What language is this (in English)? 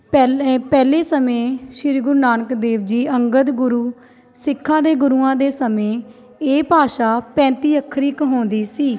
Punjabi